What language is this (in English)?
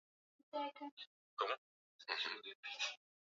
Swahili